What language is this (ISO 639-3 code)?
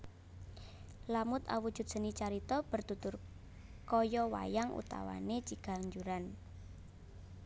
jav